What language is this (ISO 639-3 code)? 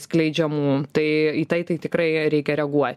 lit